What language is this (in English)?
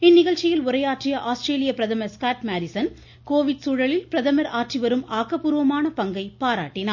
Tamil